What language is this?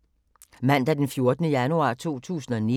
Danish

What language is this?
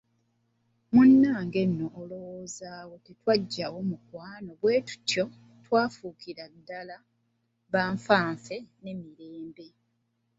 Ganda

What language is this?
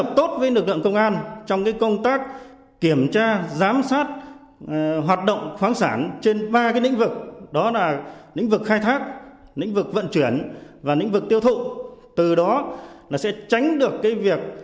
Vietnamese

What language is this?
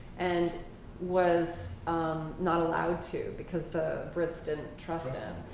English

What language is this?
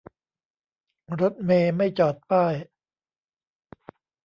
Thai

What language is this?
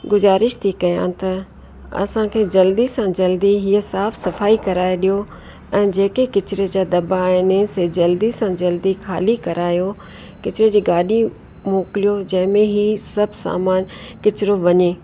Sindhi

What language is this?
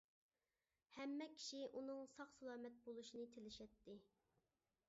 Uyghur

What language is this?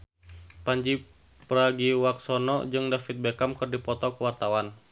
Sundanese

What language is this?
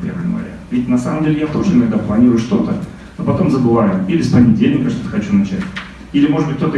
Russian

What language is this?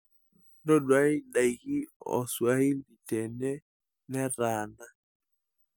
Masai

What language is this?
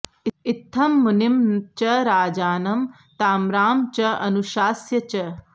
Sanskrit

